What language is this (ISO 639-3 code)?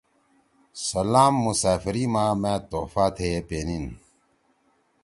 trw